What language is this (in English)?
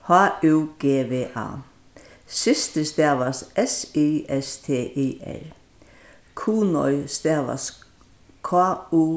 Faroese